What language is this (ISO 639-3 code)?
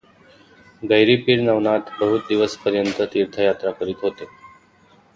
mar